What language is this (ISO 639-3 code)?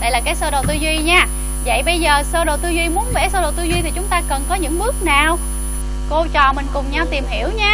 vie